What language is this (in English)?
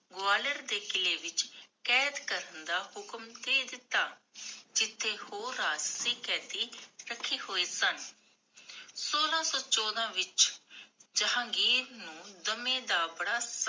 Punjabi